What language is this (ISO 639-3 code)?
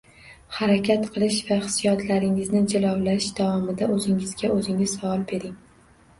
uzb